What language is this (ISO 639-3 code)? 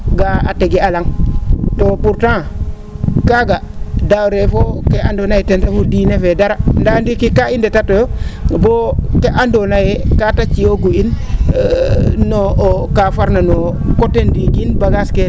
srr